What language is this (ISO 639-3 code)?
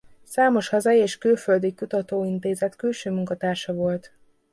hun